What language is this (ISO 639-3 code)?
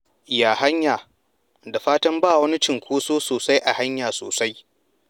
hau